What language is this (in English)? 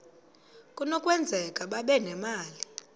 Xhosa